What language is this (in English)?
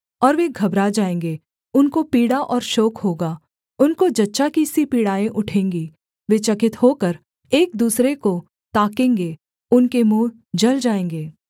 Hindi